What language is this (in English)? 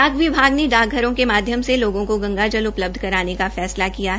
Hindi